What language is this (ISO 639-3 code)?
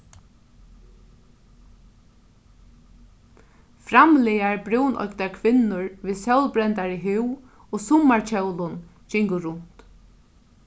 fao